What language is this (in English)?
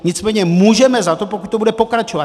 Czech